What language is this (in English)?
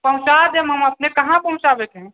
Maithili